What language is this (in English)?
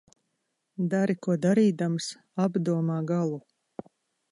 Latvian